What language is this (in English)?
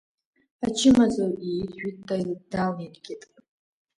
Abkhazian